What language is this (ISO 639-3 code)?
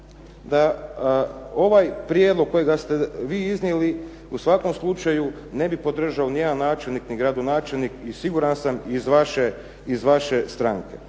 hrv